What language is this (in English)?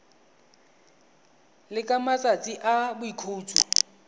Tswana